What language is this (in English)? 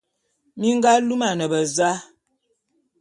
Bulu